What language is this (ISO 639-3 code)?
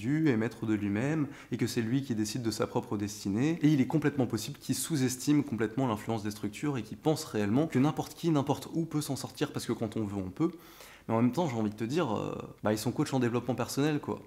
fra